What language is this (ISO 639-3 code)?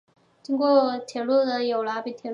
zho